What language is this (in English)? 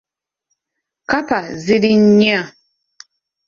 Ganda